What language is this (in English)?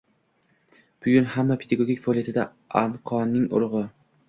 Uzbek